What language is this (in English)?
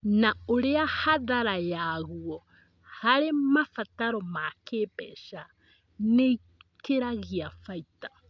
Kikuyu